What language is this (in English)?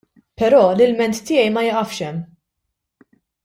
Maltese